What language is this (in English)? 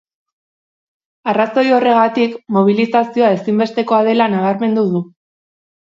Basque